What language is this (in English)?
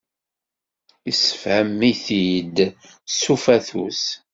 Kabyle